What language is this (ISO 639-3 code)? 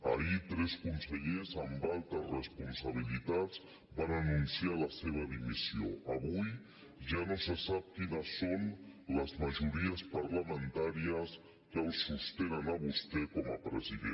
cat